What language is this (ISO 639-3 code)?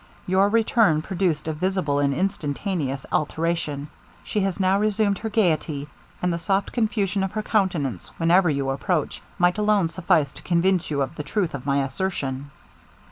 eng